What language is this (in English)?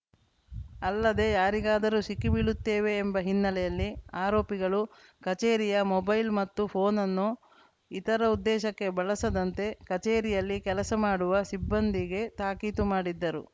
Kannada